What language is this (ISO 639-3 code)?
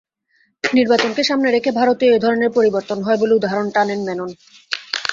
ben